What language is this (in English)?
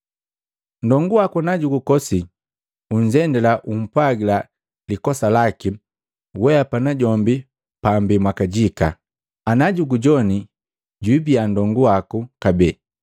Matengo